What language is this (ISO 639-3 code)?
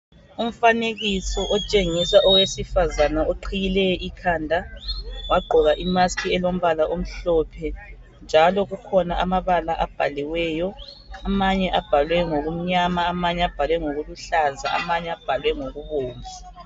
nde